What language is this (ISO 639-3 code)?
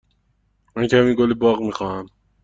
fas